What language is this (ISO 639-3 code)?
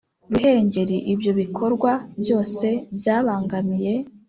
kin